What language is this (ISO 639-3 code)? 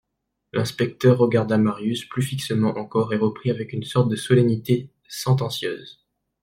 fra